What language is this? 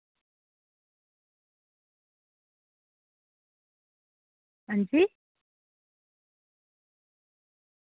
Dogri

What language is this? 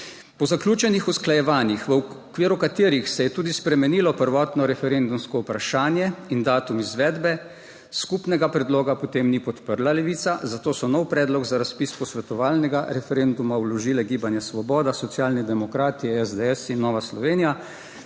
Slovenian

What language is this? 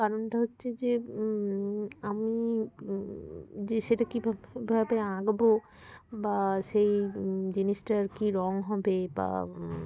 Bangla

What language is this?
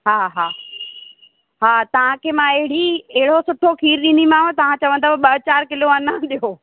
Sindhi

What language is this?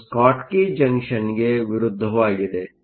Kannada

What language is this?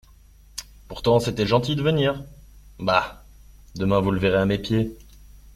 French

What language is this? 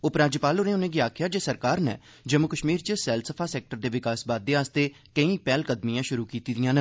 Dogri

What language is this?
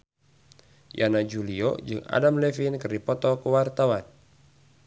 Sundanese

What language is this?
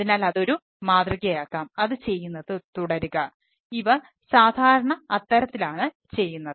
Malayalam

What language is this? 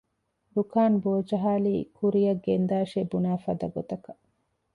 Divehi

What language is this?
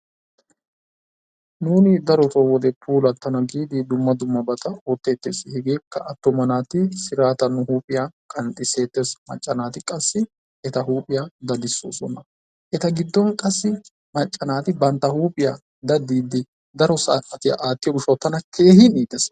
Wolaytta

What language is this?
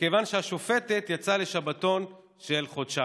Hebrew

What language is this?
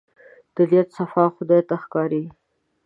Pashto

